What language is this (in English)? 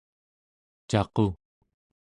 Central Yupik